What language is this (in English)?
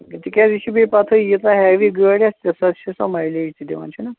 Kashmiri